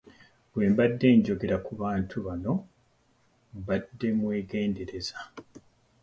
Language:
Ganda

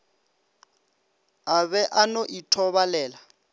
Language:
Northern Sotho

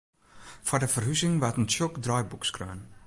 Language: Western Frisian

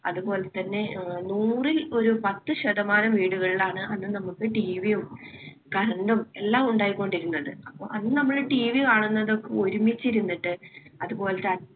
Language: Malayalam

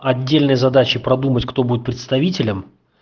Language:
Russian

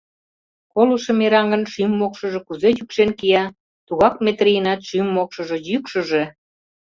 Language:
Mari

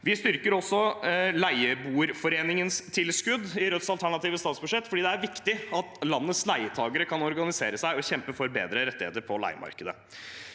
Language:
Norwegian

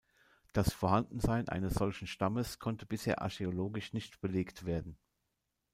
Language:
German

